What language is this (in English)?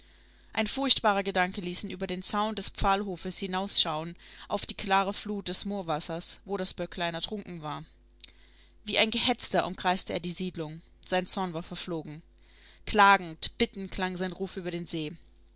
German